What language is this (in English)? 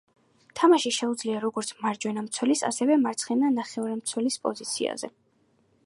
Georgian